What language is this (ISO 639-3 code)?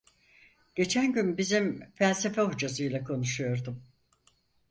tur